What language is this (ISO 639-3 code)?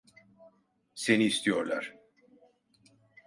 tur